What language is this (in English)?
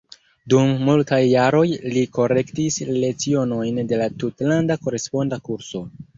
Esperanto